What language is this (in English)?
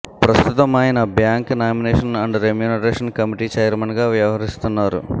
Telugu